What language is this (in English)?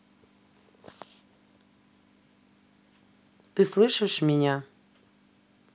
Russian